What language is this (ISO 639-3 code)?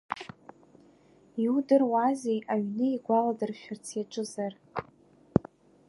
abk